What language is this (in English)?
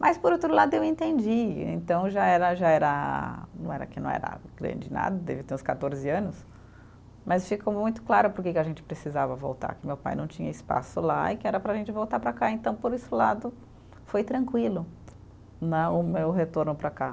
Portuguese